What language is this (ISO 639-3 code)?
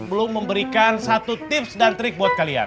ind